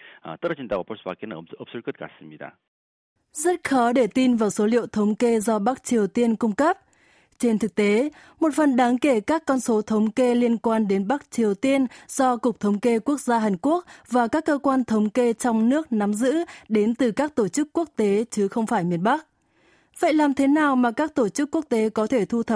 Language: Vietnamese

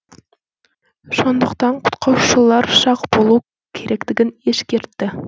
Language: Kazakh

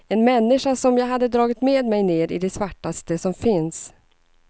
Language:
Swedish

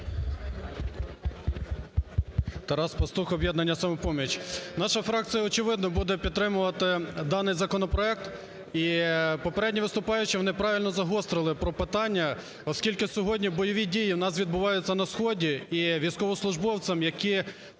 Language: Ukrainian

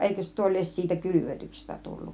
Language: Finnish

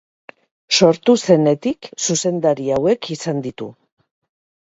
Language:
Basque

